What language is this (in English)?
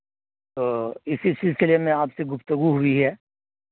Urdu